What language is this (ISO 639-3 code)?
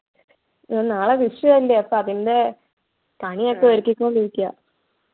mal